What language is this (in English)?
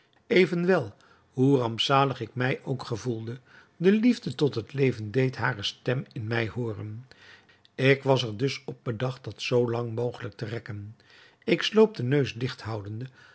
Dutch